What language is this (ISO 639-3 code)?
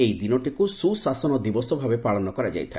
ori